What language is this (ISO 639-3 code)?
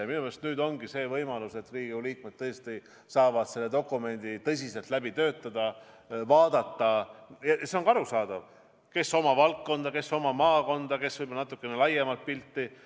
est